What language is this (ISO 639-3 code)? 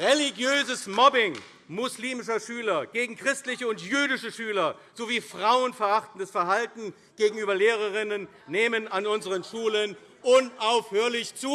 deu